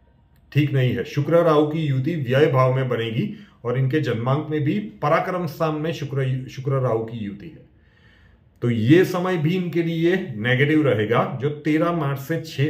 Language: Hindi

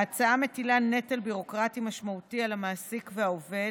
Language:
Hebrew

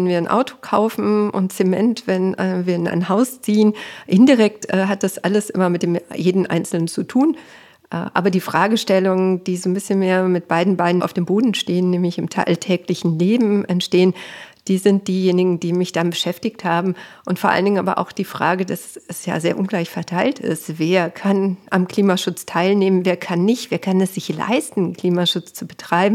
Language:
German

